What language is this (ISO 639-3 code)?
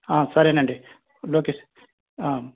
tel